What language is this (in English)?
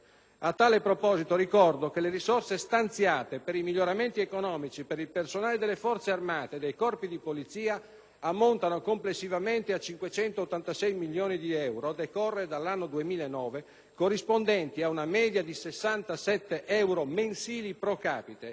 Italian